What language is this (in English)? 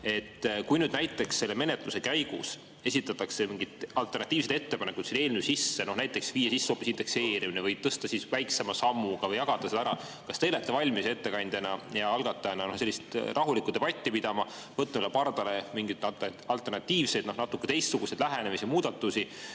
Estonian